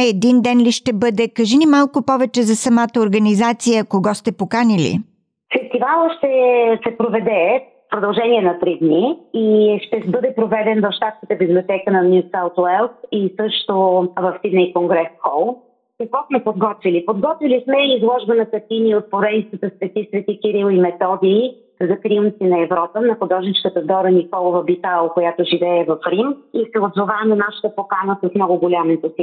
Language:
Bulgarian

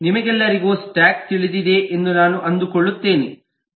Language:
Kannada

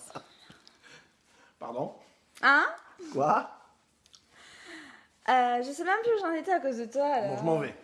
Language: French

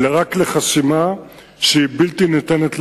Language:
Hebrew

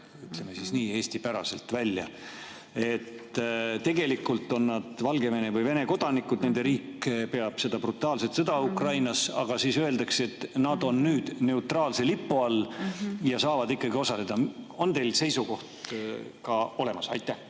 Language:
Estonian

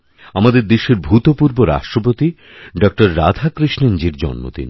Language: Bangla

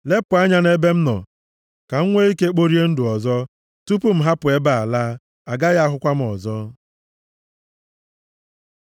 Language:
Igbo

